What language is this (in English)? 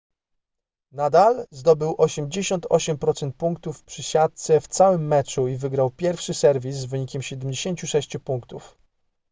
Polish